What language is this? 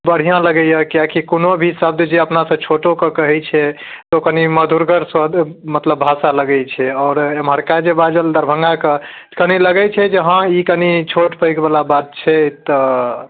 Maithili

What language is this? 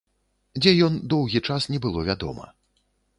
Belarusian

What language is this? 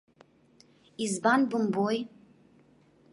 Abkhazian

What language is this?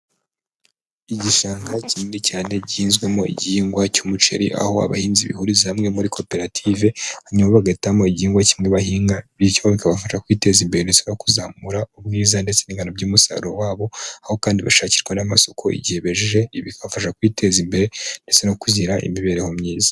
Kinyarwanda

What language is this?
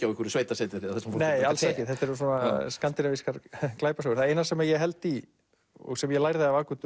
Icelandic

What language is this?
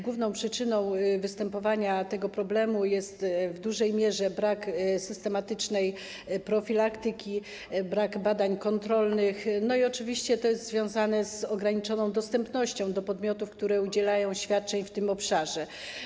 Polish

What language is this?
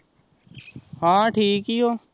Punjabi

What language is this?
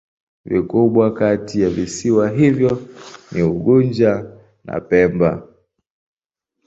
Swahili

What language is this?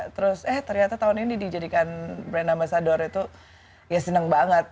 Indonesian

